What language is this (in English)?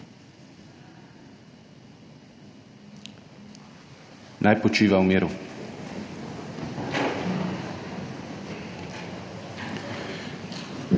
Slovenian